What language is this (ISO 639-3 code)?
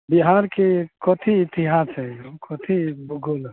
mai